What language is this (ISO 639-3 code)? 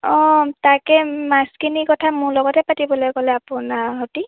asm